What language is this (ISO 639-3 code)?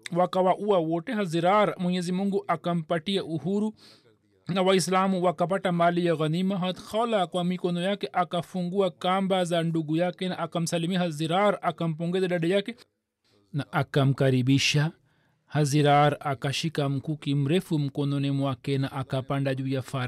swa